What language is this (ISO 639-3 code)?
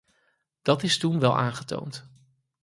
nld